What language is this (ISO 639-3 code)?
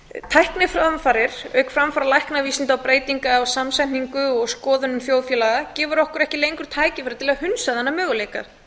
isl